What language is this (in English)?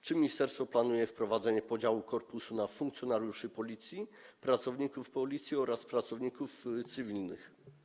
Polish